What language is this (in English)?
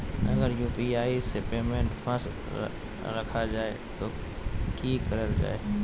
Magahi